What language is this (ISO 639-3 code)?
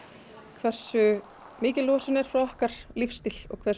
isl